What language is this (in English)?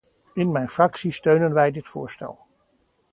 Dutch